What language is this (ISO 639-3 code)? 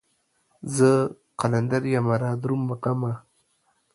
pus